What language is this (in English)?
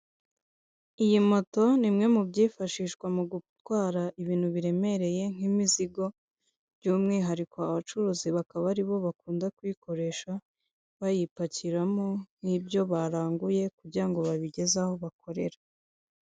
Kinyarwanda